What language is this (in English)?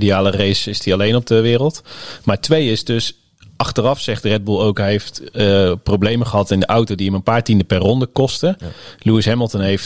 Dutch